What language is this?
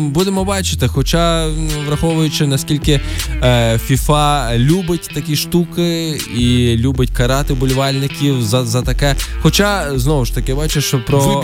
Ukrainian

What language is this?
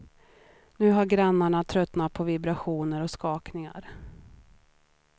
Swedish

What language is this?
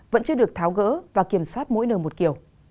Vietnamese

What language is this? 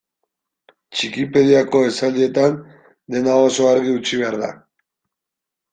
Basque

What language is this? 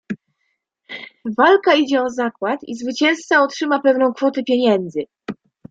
Polish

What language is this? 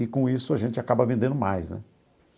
Portuguese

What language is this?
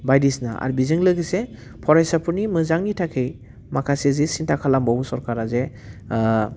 Bodo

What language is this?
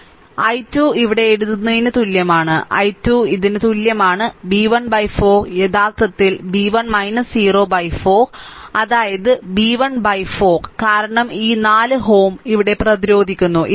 Malayalam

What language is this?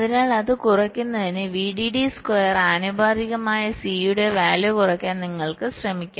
Malayalam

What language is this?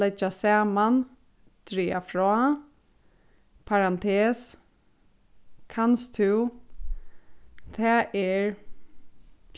Faroese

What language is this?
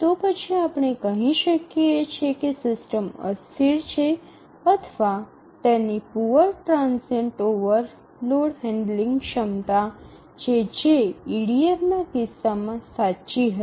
Gujarati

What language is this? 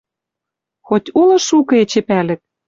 Western Mari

